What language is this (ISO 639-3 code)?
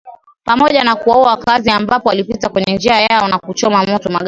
swa